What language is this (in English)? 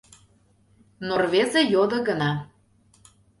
Mari